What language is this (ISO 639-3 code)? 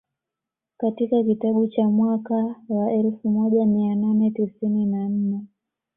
swa